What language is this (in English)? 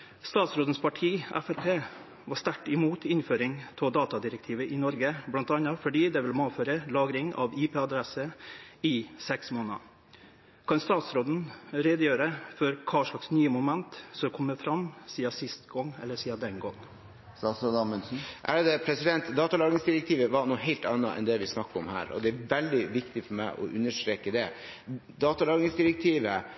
Norwegian